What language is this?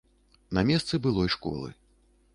Belarusian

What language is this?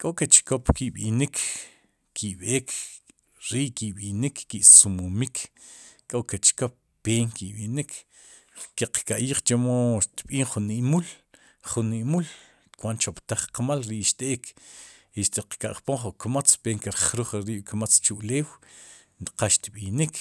Sipacapense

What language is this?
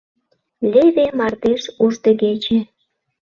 Mari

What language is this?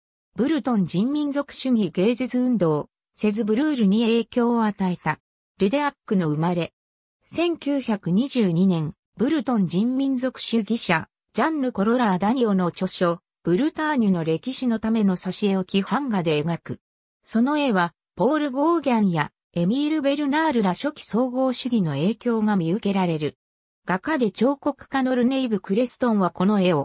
Japanese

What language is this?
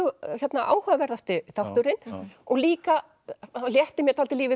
Icelandic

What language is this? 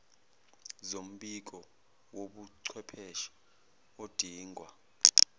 Zulu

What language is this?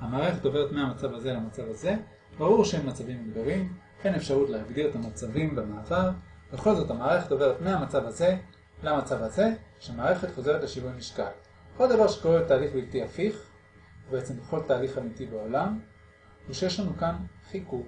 Hebrew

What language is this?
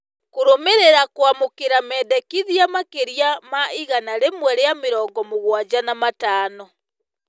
Kikuyu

